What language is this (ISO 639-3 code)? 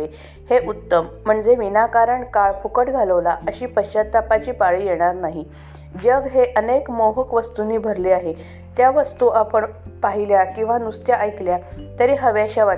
mar